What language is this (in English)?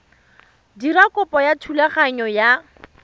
Tswana